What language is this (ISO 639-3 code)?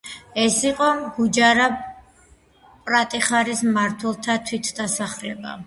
kat